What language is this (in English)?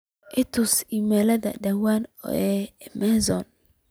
Somali